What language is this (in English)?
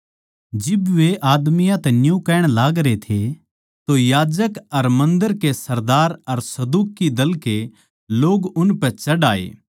Haryanvi